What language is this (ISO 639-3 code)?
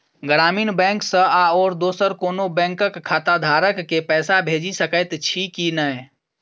mai